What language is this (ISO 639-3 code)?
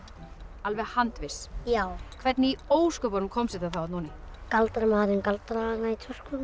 isl